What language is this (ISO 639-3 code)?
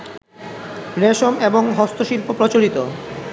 ben